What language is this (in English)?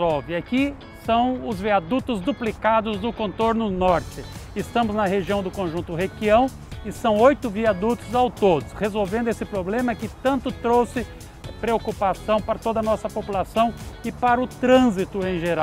Portuguese